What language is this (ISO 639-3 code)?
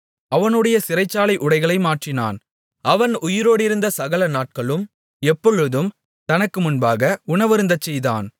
tam